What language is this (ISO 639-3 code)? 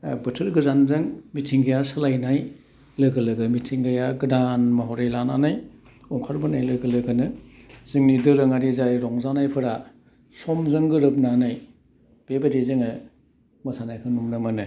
brx